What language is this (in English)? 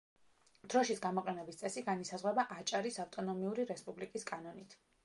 Georgian